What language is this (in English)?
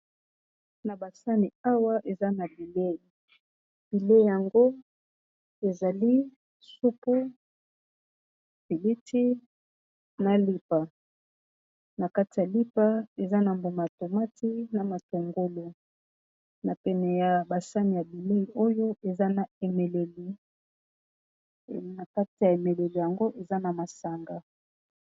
Lingala